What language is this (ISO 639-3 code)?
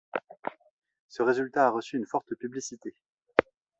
fra